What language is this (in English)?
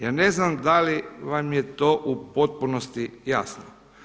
Croatian